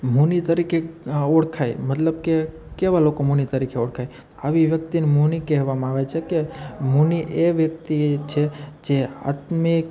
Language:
Gujarati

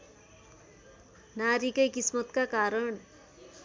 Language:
Nepali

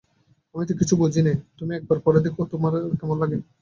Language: Bangla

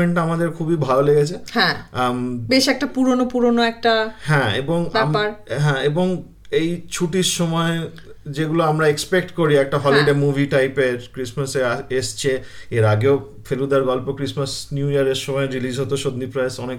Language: Bangla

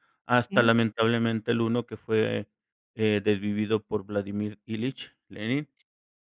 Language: Spanish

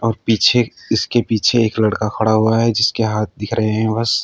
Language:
Hindi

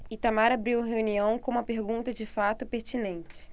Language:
Portuguese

